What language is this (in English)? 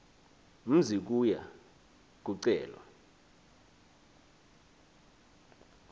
Xhosa